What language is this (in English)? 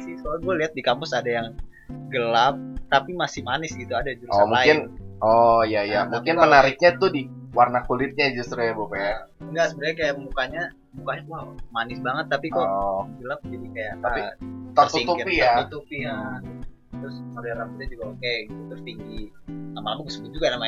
Indonesian